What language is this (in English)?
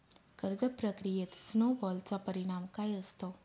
Marathi